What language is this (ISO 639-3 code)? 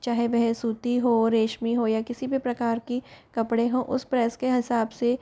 hin